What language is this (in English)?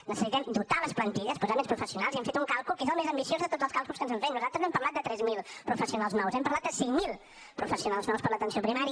Catalan